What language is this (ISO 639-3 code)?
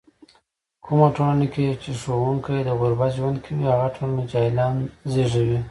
pus